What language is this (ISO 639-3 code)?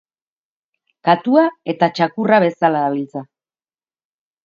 eus